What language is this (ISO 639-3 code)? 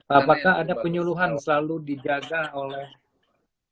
ind